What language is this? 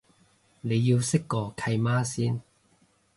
Cantonese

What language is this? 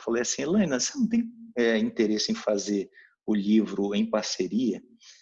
Portuguese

